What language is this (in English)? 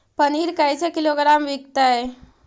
Magahi